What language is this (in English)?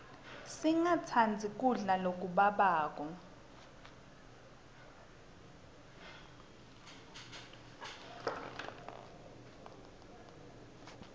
Swati